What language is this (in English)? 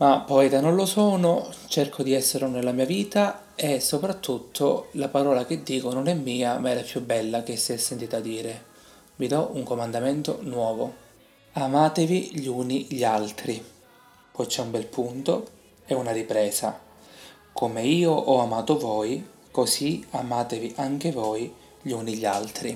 Italian